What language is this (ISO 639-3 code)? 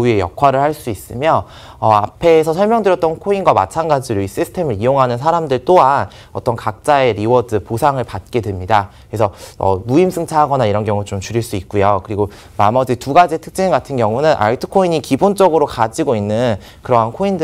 kor